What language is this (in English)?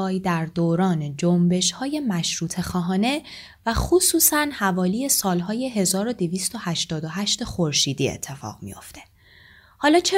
Persian